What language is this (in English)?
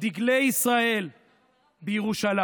Hebrew